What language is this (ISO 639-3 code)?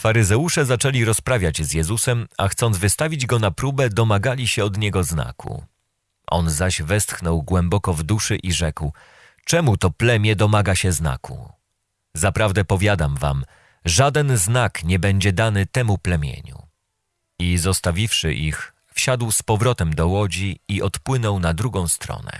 pol